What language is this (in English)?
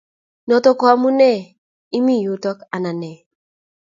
Kalenjin